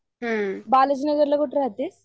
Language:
Marathi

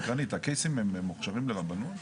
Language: Hebrew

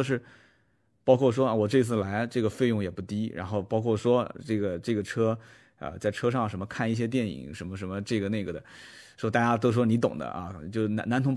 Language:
Chinese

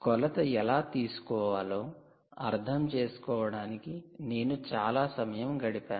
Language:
Telugu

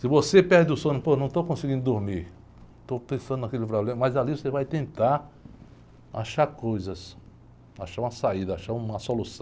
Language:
Portuguese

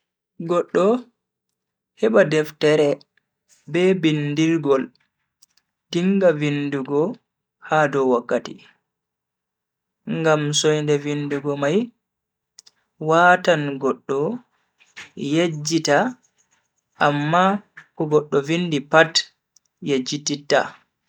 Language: Bagirmi Fulfulde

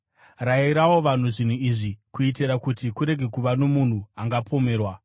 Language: Shona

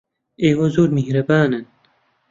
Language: Central Kurdish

